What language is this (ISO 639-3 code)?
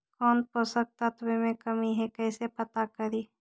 mag